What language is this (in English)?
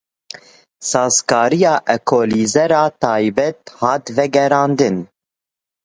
Kurdish